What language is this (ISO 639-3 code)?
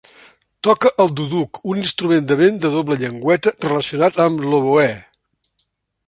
cat